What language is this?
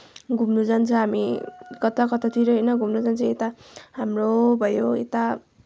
Nepali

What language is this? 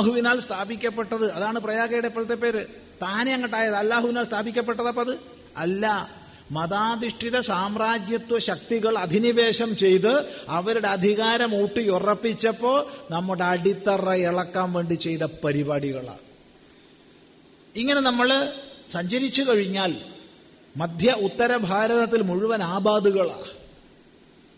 Malayalam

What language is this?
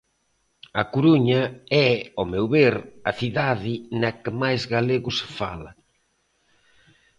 Galician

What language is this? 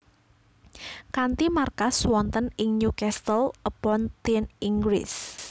Javanese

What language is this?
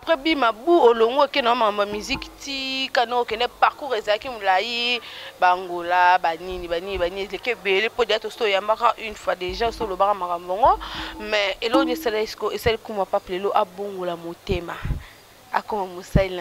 French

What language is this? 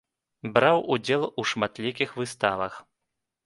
Belarusian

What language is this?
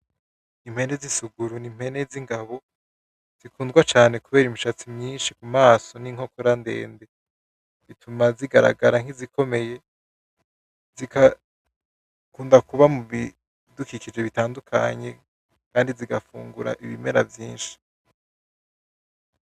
Rundi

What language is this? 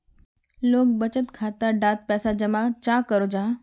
Magahi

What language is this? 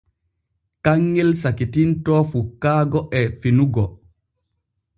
Borgu Fulfulde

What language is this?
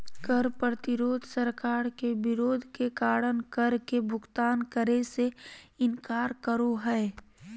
Magahi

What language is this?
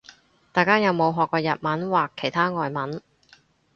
Cantonese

